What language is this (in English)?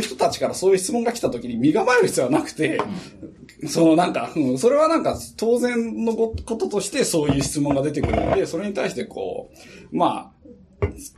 Japanese